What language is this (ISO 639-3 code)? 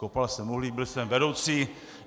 ces